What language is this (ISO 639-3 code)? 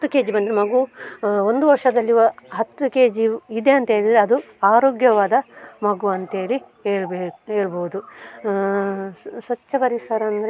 kan